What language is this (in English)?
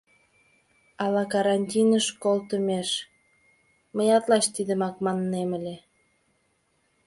Mari